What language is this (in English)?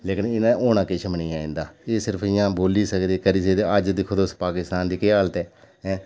Dogri